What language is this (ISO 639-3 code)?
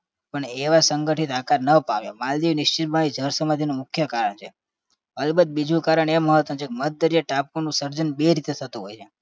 guj